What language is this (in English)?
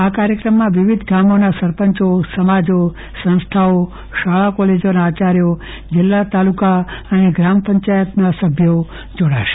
Gujarati